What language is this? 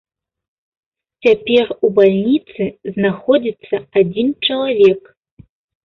Belarusian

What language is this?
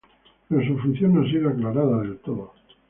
Spanish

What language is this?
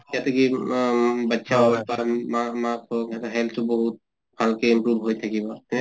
Assamese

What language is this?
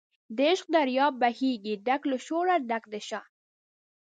Pashto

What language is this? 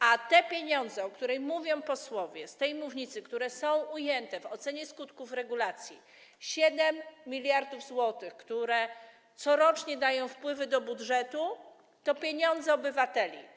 Polish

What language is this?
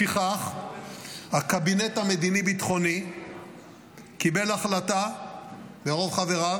Hebrew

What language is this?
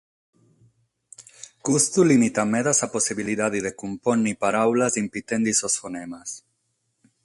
Sardinian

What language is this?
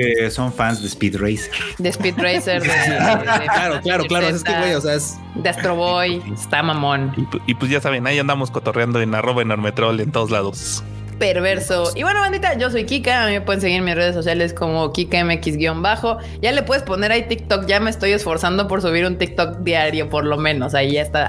Spanish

